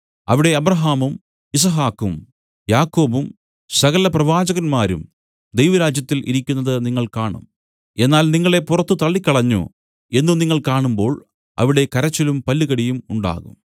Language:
Malayalam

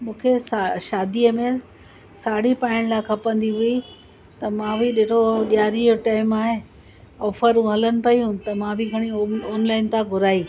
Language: Sindhi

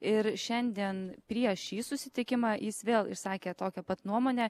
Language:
Lithuanian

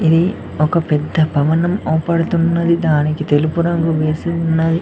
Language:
Telugu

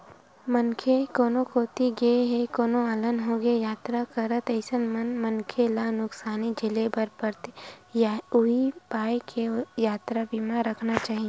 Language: Chhattisgarhi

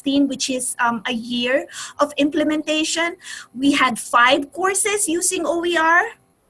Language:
English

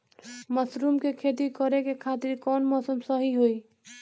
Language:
Bhojpuri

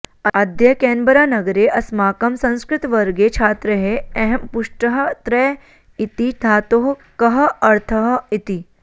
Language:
Sanskrit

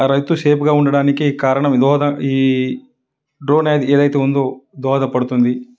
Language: Telugu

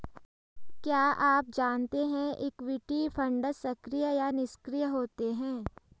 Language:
Hindi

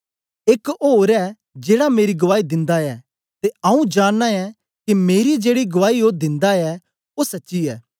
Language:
Dogri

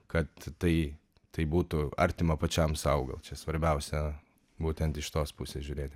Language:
Lithuanian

